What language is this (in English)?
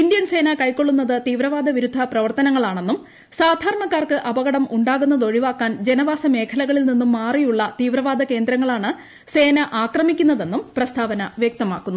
Malayalam